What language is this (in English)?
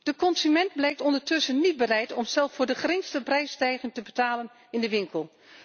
Dutch